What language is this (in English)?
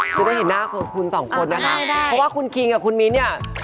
Thai